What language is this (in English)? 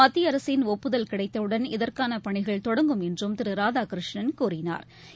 Tamil